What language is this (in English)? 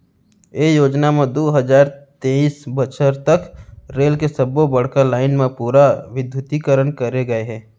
Chhattisgarhi